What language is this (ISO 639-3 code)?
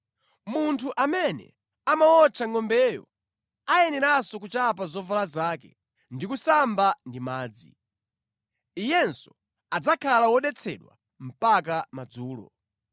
nya